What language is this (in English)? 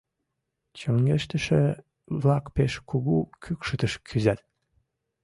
Mari